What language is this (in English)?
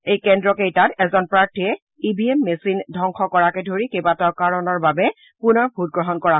Assamese